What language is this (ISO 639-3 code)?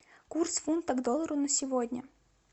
rus